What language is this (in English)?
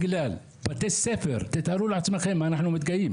Hebrew